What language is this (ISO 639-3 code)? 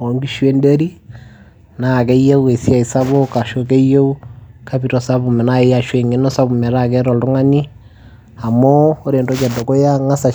mas